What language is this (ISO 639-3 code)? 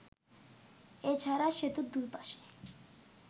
ben